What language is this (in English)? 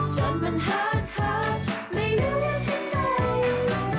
Thai